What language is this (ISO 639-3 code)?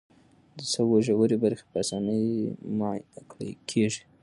pus